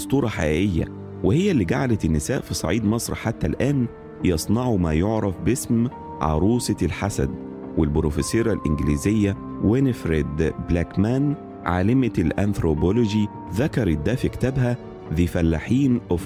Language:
Arabic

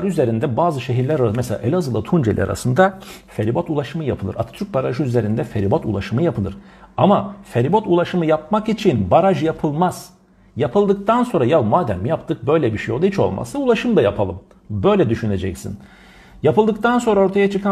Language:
Turkish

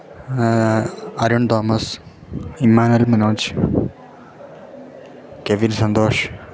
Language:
Malayalam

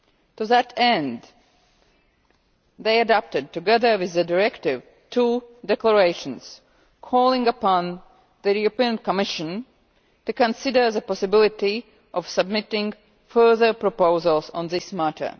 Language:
English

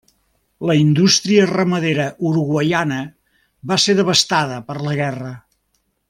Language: Catalan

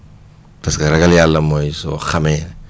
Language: Wolof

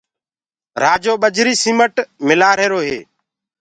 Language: Gurgula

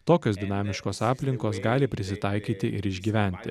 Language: Lithuanian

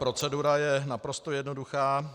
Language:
Czech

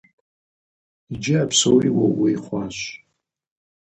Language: Kabardian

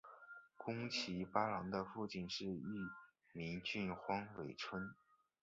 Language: Chinese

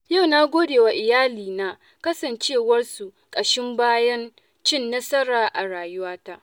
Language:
Hausa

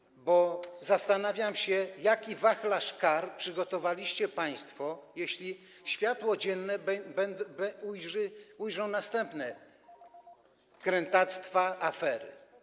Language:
Polish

